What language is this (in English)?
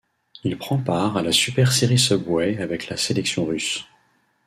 French